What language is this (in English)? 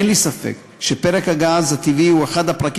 Hebrew